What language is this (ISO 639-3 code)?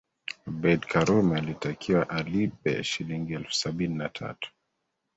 swa